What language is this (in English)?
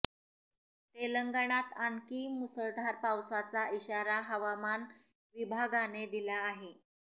Marathi